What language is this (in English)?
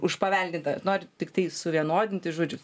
Lithuanian